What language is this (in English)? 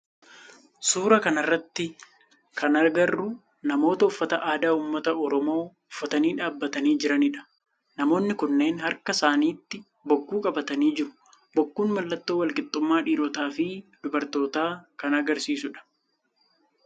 Oromo